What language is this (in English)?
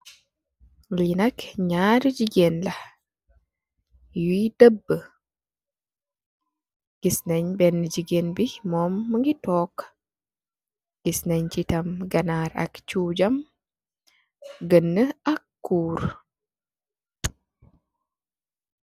Wolof